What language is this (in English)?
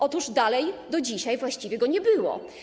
Polish